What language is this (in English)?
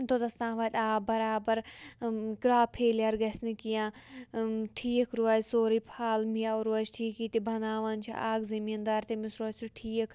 Kashmiri